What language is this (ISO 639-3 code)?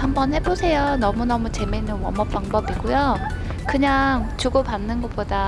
kor